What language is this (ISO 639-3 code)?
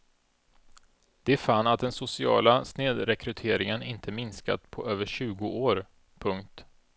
swe